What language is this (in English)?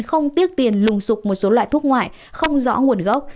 Vietnamese